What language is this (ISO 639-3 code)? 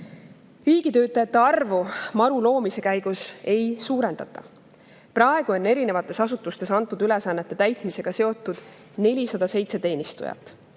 est